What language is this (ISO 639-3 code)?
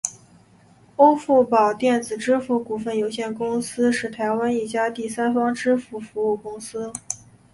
zho